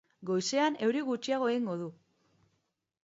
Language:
Basque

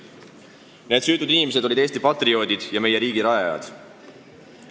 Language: Estonian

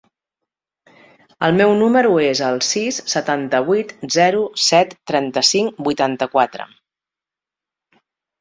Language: Catalan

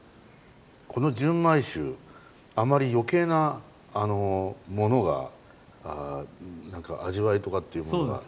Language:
Japanese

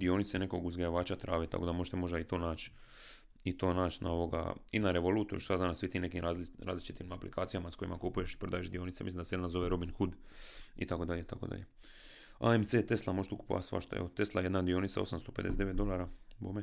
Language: Croatian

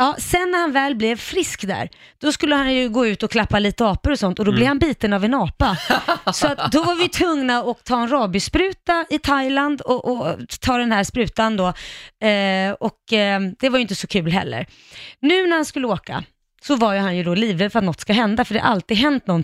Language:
Swedish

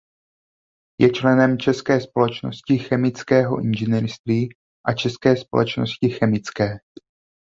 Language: Czech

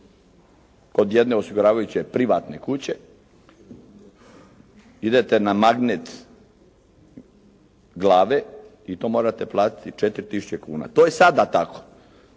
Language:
Croatian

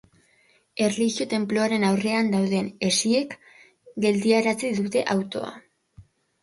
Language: Basque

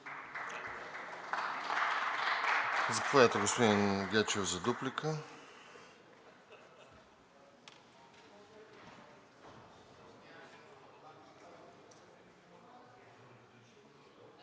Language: Bulgarian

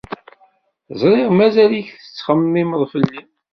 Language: Kabyle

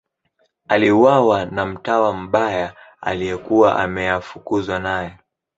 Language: Swahili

